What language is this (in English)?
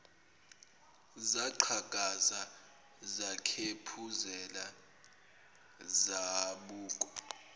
Zulu